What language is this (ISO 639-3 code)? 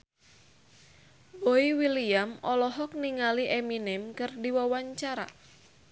sun